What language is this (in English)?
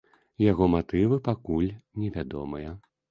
Belarusian